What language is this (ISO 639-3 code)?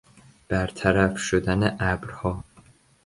fas